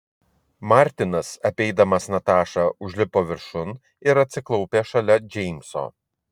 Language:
Lithuanian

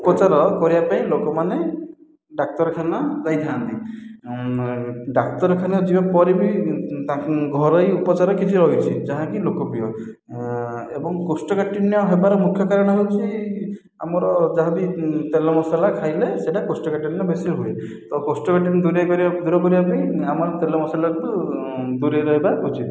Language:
Odia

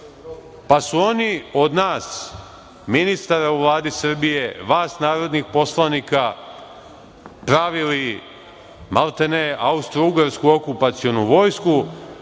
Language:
Serbian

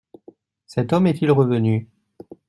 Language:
French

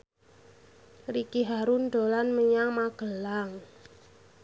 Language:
Javanese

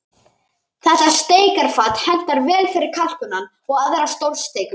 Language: Icelandic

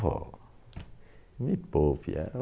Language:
Portuguese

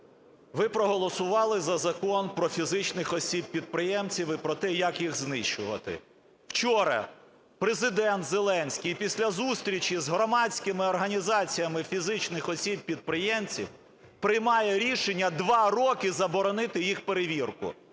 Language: Ukrainian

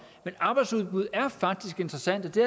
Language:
Danish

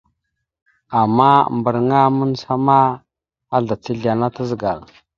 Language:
Mada (Cameroon)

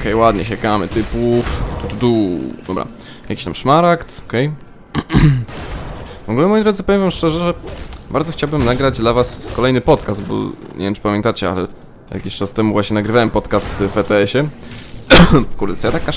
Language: Polish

